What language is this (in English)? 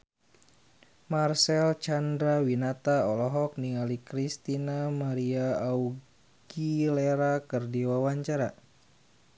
Sundanese